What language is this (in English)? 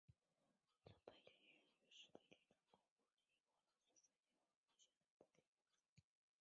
Chinese